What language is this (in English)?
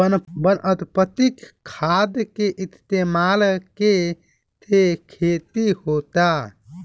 Bhojpuri